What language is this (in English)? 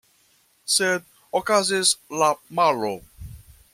Esperanto